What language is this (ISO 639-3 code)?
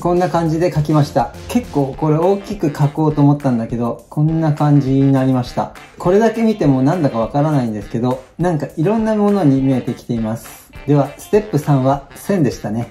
jpn